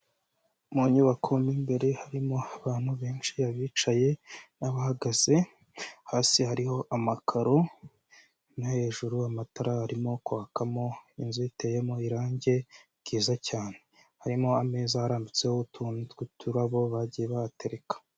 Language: Kinyarwanda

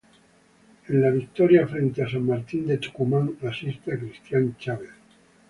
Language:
Spanish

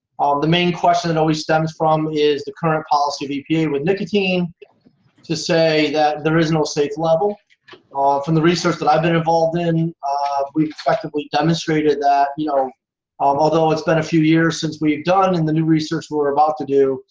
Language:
English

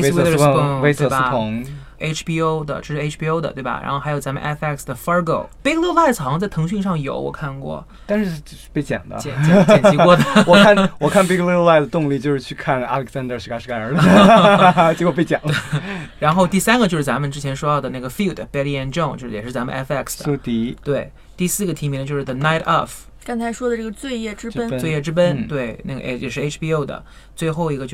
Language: Chinese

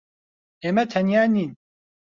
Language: Central Kurdish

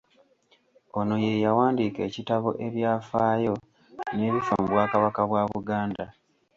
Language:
Ganda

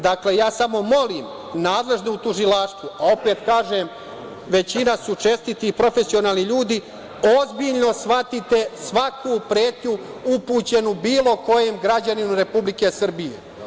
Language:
Serbian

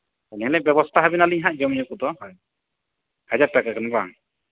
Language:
Santali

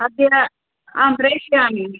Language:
Sanskrit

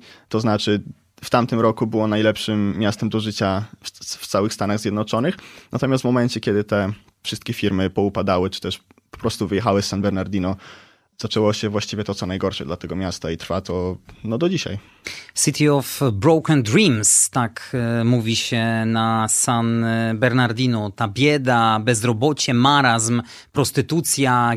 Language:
Polish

